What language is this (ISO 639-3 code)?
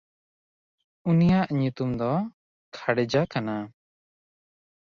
sat